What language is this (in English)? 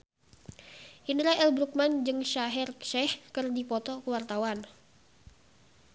Sundanese